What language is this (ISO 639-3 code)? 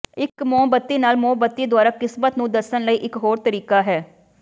pan